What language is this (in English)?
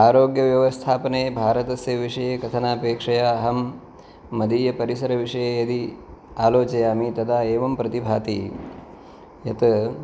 Sanskrit